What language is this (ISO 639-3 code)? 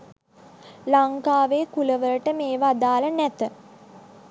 sin